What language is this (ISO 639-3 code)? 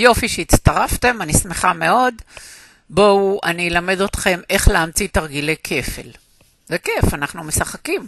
heb